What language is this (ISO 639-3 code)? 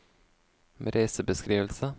nor